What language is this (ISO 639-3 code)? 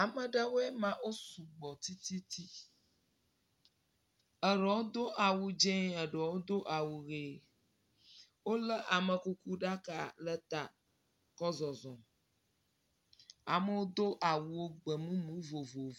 ewe